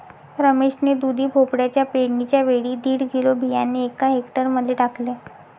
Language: Marathi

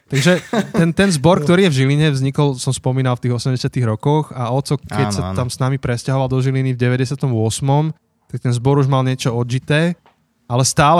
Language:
Slovak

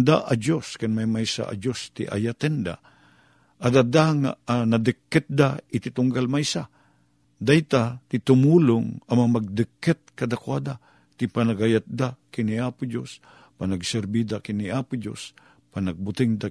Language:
Filipino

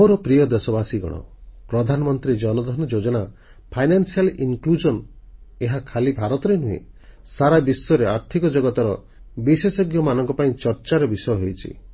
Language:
Odia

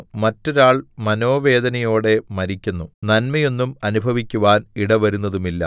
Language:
Malayalam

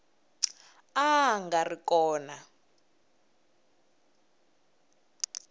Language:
Tsonga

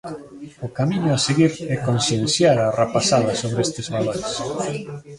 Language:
Galician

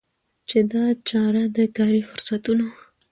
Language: Pashto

